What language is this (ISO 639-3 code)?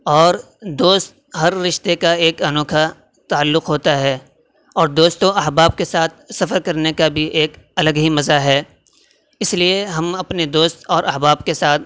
urd